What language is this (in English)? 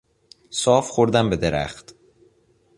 Persian